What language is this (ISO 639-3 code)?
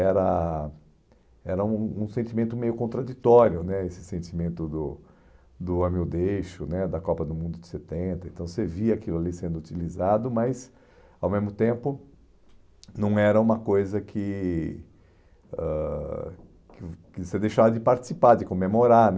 por